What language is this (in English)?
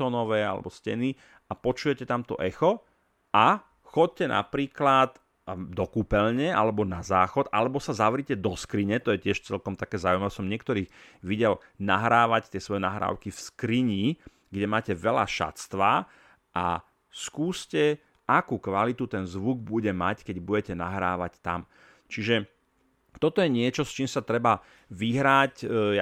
Slovak